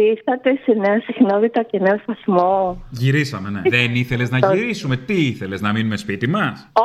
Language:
Greek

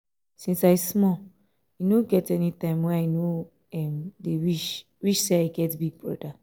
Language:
Nigerian Pidgin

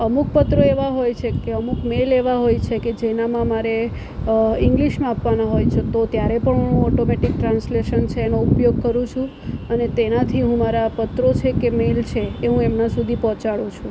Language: Gujarati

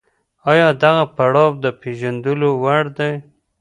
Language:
Pashto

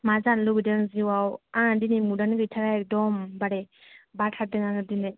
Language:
Bodo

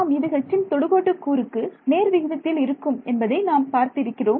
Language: Tamil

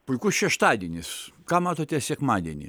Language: Lithuanian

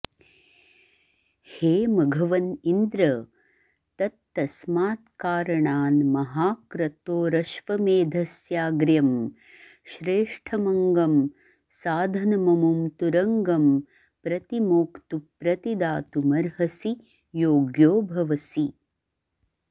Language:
Sanskrit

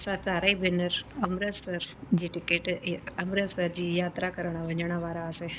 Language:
Sindhi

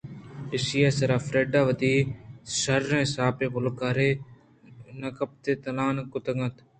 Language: Eastern Balochi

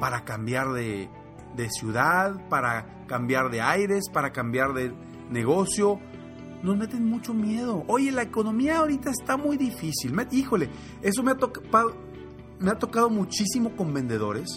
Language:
Spanish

